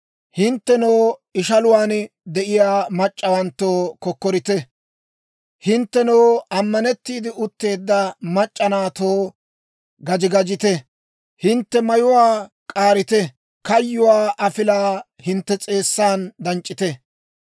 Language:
Dawro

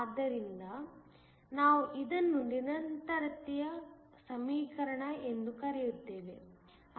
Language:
Kannada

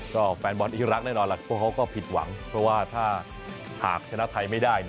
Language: Thai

